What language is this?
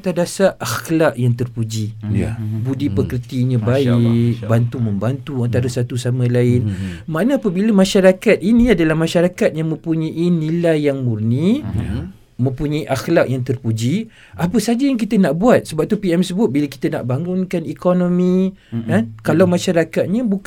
Malay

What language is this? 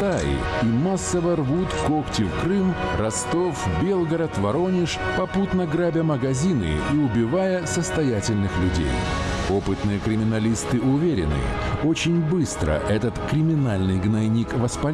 Russian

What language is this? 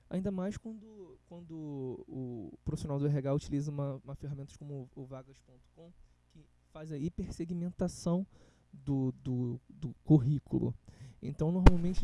Portuguese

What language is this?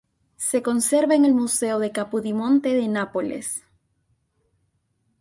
Spanish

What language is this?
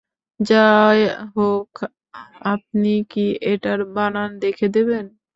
Bangla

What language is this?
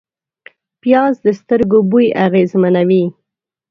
Pashto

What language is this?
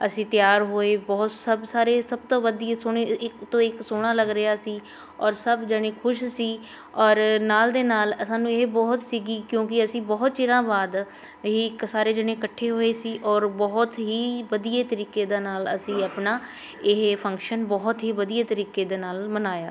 Punjabi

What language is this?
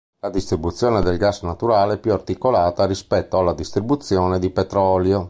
Italian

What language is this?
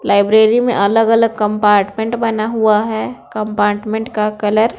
Hindi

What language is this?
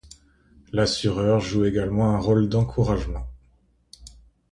French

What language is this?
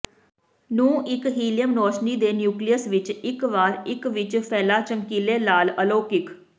Punjabi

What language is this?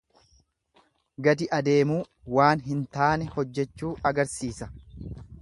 Oromo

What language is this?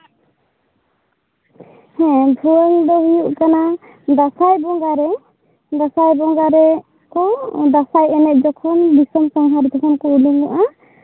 Santali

